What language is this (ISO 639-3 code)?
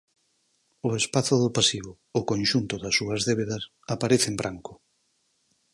glg